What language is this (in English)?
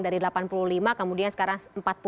Indonesian